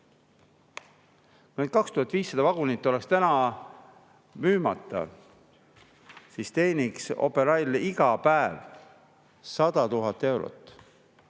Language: Estonian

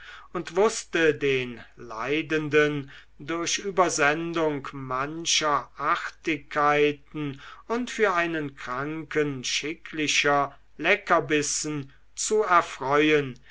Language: German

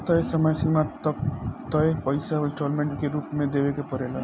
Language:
Bhojpuri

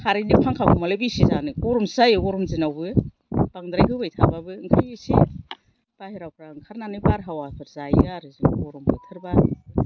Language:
Bodo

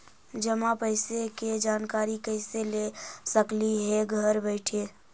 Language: Magahi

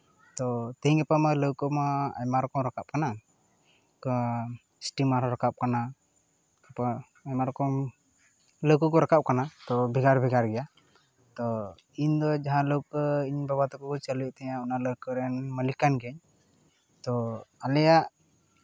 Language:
Santali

